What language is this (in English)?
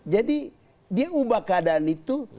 Indonesian